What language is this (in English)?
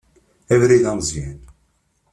Kabyle